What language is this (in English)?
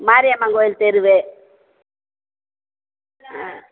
Tamil